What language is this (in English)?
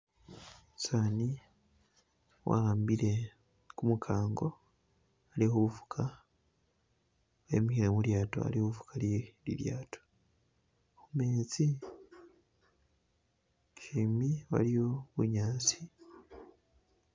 Masaaba